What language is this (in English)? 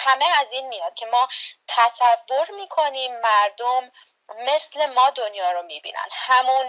Persian